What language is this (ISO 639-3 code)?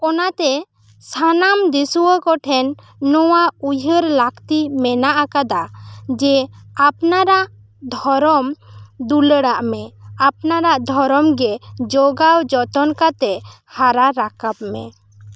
sat